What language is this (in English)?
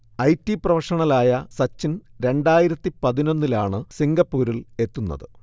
Malayalam